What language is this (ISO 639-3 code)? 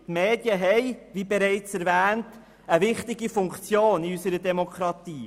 gsw